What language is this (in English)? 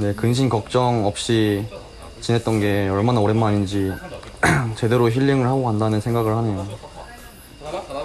Korean